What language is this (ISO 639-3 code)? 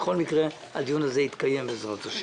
heb